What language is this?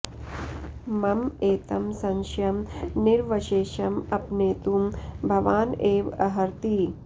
Sanskrit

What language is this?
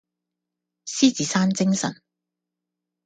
Cantonese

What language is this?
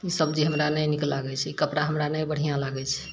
Maithili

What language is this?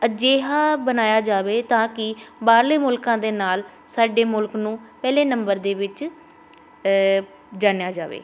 Punjabi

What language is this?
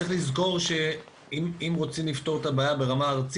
Hebrew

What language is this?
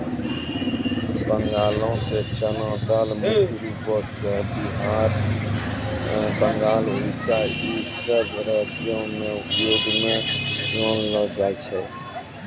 Maithili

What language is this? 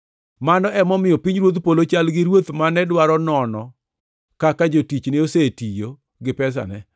Luo (Kenya and Tanzania)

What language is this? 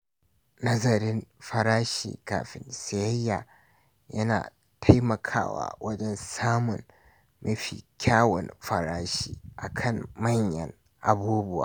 Hausa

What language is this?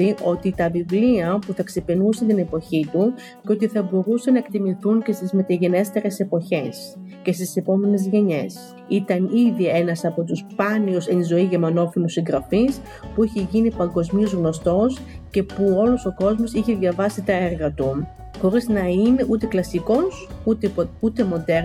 Greek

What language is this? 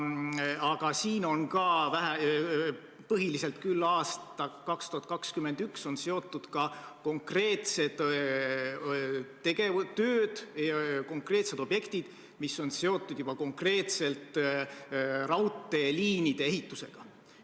Estonian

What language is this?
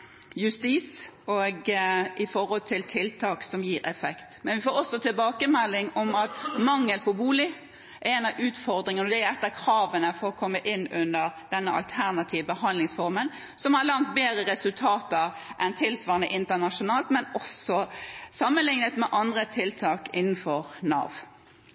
Norwegian Bokmål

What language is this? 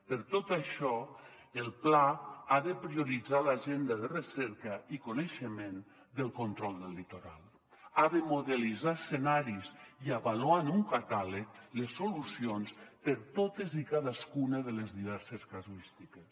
Catalan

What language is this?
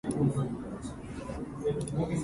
Japanese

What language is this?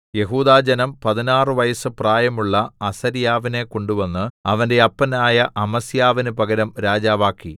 Malayalam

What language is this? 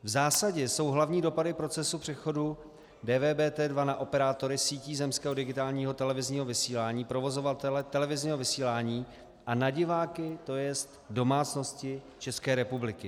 Czech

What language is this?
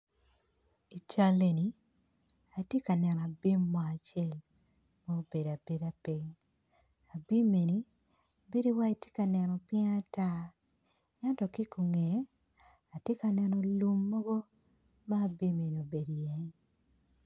Acoli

